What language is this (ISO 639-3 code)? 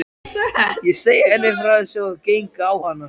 isl